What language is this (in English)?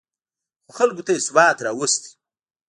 Pashto